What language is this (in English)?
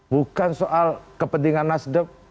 Indonesian